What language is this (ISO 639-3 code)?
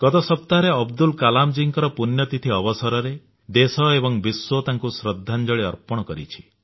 ori